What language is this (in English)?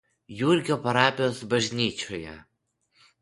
Lithuanian